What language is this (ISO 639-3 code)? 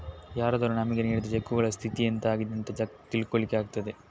kan